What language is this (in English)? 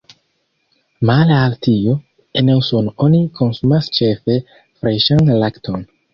Esperanto